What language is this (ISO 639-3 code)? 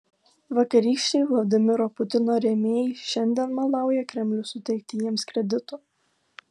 lit